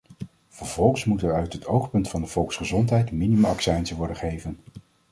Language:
Dutch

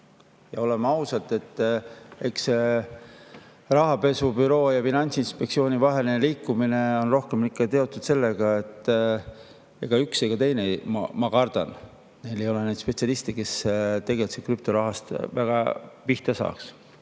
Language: Estonian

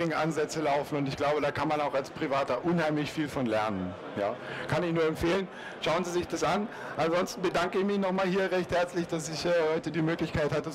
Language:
German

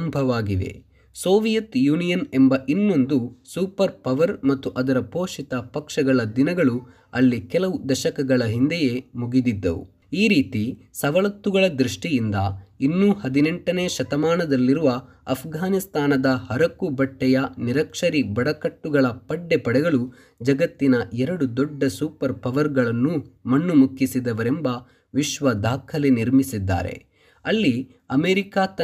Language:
Kannada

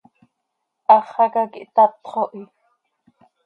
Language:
Seri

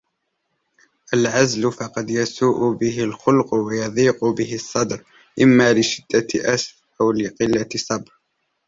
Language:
Arabic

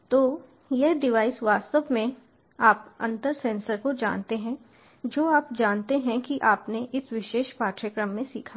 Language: Hindi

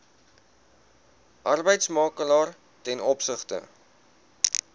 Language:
Afrikaans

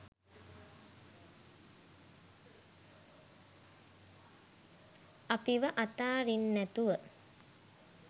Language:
Sinhala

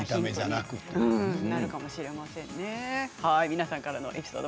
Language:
Japanese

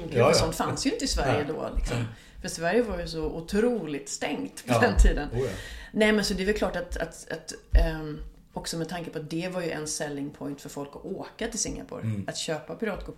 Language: Swedish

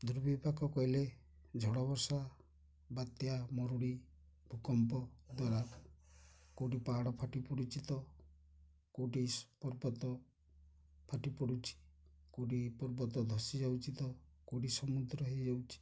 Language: Odia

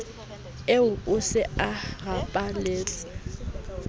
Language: Southern Sotho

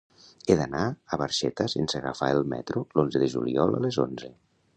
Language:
Catalan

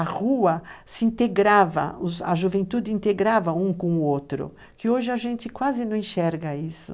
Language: Portuguese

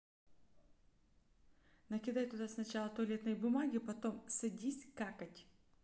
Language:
Russian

